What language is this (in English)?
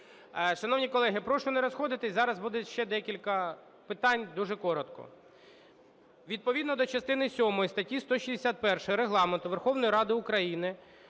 Ukrainian